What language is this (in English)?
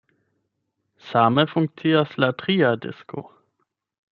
Esperanto